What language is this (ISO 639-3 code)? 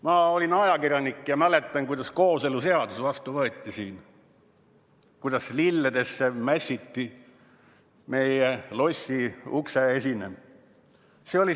est